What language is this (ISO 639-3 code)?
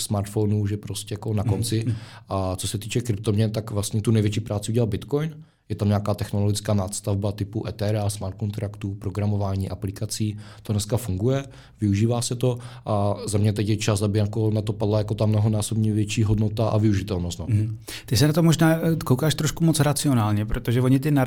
ces